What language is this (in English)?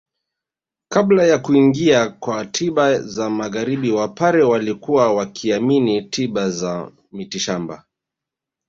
Swahili